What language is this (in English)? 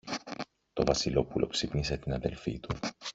Greek